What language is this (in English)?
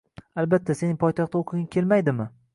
Uzbek